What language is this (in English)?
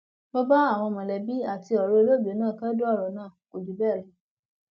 Yoruba